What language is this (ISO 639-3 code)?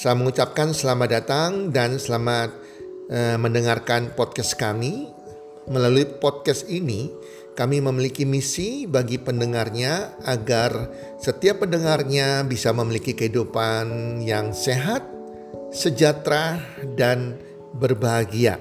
ind